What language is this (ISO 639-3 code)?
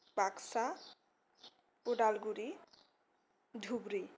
brx